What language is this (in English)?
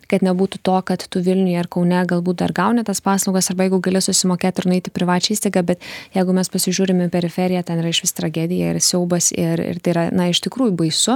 Lithuanian